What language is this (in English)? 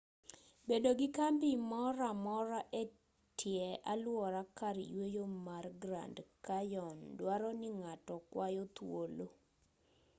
Luo (Kenya and Tanzania)